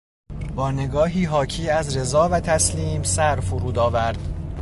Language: Persian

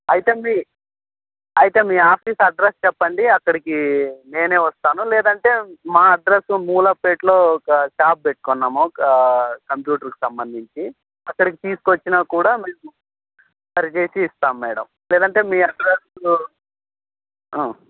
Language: Telugu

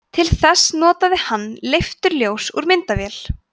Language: Icelandic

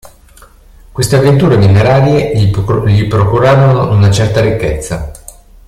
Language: Italian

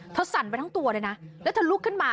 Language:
Thai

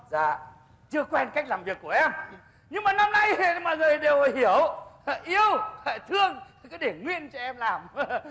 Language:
Vietnamese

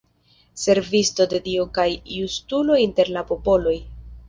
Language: Esperanto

